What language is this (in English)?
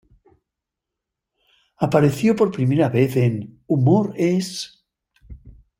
Spanish